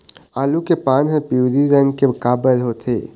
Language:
Chhattisgarhi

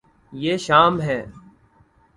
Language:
Urdu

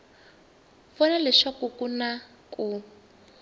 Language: Tsonga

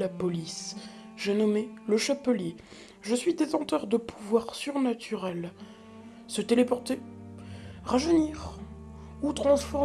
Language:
French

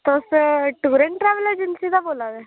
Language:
Dogri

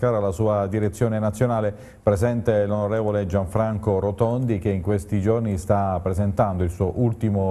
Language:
Italian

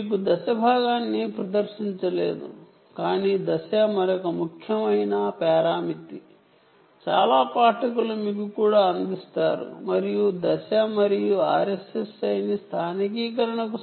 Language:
Telugu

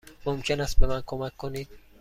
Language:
Persian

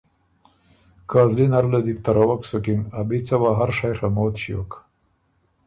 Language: Ormuri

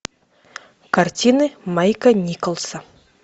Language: Russian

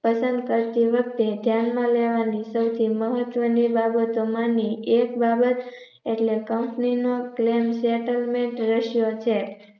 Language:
Gujarati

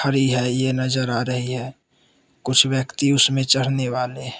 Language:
Hindi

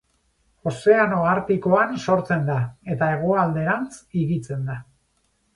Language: Basque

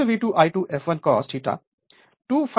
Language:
Hindi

